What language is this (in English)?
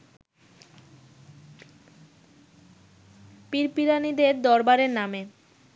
Bangla